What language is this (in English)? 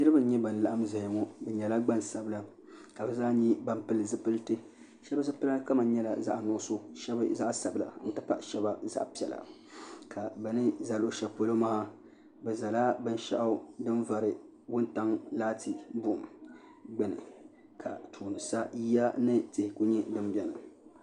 Dagbani